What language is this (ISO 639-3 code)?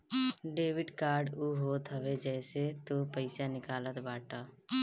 bho